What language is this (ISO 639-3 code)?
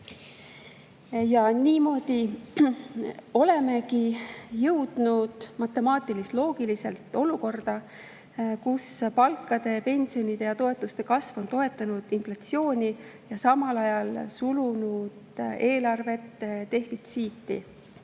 est